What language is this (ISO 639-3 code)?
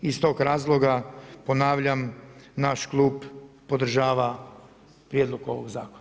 hrv